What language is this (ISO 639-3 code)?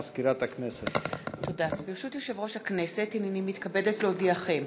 heb